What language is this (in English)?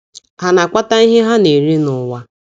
Igbo